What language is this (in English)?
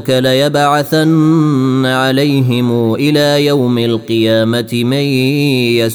Arabic